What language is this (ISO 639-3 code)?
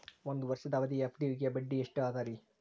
kan